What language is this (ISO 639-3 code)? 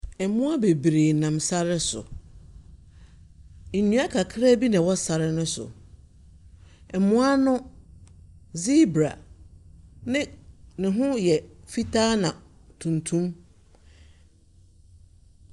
aka